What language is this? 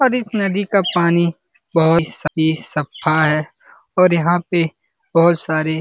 Hindi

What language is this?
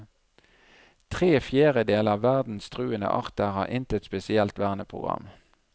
Norwegian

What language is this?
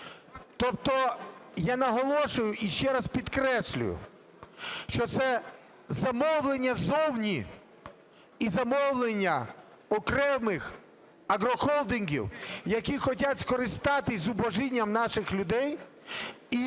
Ukrainian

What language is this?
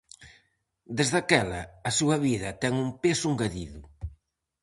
Galician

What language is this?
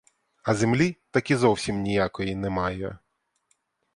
Ukrainian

